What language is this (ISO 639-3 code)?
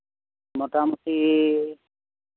sat